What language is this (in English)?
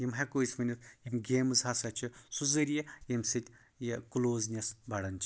Kashmiri